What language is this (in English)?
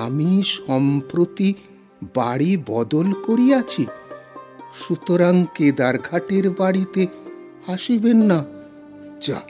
Bangla